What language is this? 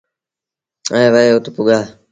Sindhi Bhil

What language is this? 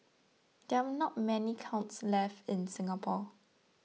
English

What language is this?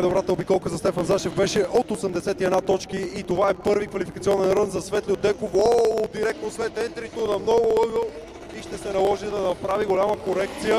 Bulgarian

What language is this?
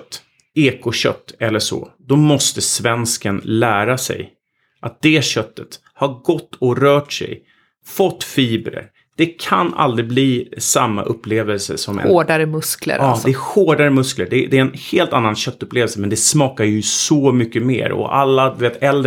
Swedish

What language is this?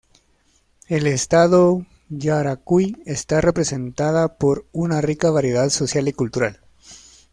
Spanish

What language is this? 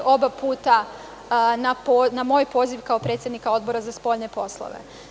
Serbian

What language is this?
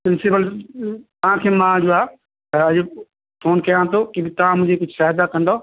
Sindhi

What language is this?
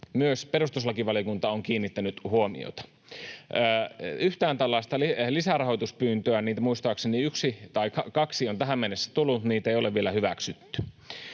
Finnish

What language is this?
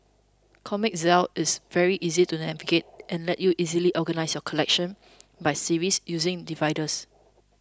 English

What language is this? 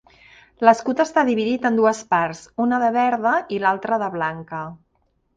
Catalan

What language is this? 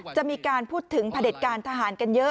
Thai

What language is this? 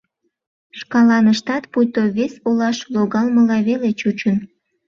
Mari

